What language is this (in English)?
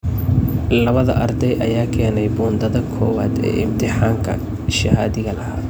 Somali